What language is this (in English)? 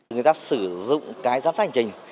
Vietnamese